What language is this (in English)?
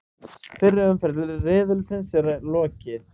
Icelandic